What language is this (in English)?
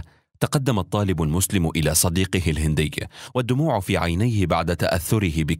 Arabic